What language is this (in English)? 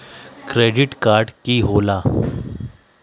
Magahi